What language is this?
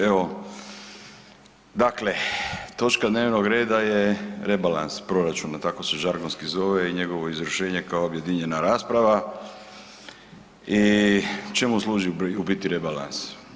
Croatian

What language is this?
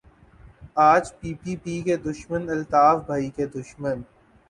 Urdu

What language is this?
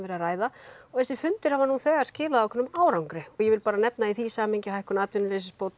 Icelandic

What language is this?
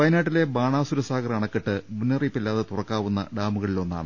Malayalam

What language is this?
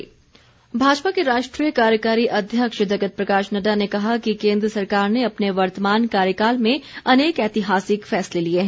Hindi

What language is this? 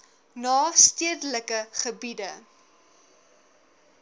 Afrikaans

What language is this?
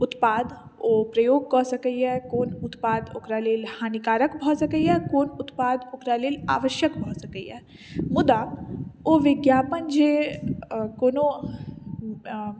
Maithili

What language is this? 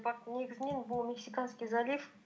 Kazakh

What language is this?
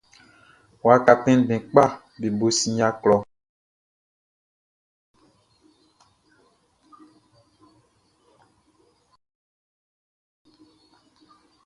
Baoulé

